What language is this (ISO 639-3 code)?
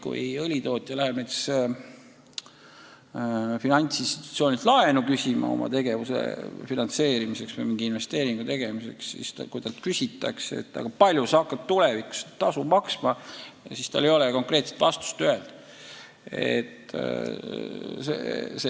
est